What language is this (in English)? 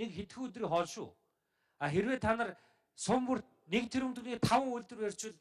Turkish